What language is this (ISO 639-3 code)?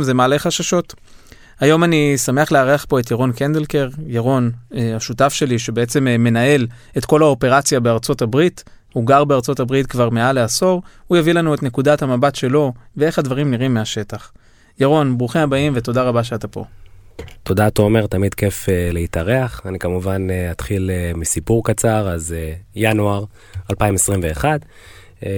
heb